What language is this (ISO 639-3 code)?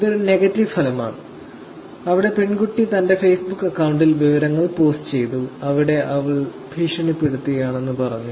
mal